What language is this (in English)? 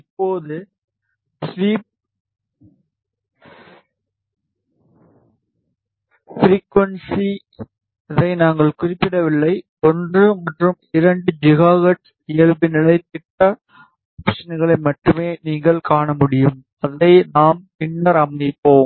Tamil